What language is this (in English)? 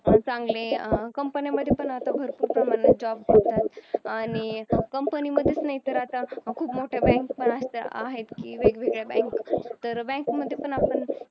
Marathi